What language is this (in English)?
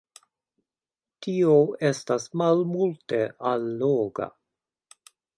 Esperanto